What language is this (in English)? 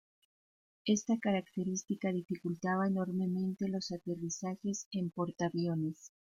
Spanish